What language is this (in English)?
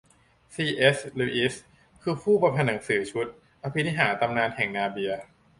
Thai